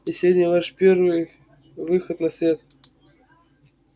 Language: Russian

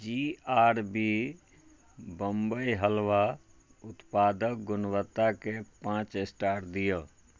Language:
Maithili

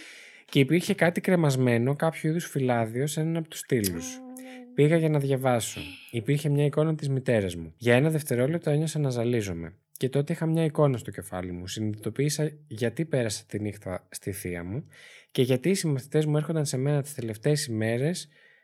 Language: Greek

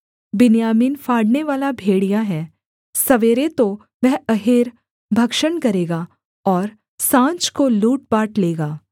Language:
Hindi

